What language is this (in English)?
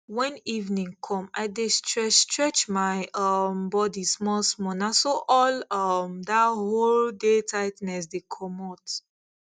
Nigerian Pidgin